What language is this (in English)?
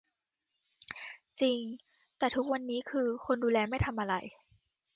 Thai